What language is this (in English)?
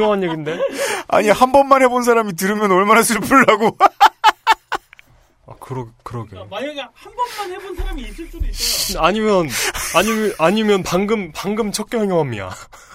Korean